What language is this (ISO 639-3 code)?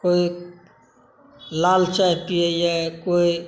mai